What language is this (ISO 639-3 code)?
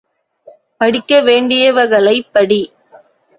tam